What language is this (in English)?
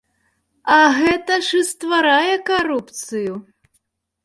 Belarusian